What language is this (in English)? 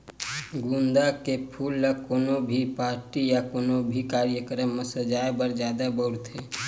Chhattisgarhi